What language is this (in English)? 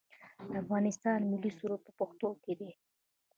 Pashto